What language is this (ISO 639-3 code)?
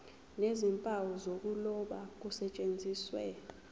zul